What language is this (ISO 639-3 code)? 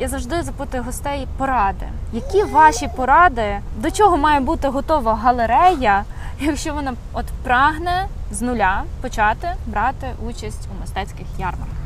ukr